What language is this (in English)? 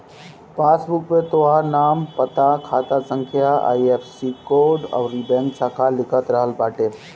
Bhojpuri